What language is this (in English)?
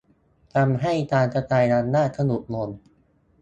Thai